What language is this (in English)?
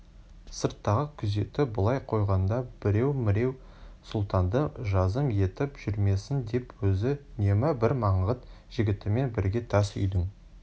Kazakh